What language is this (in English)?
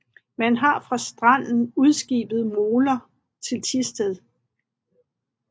Danish